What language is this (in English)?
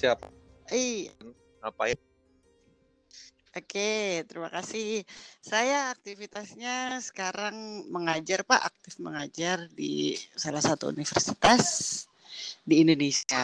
Indonesian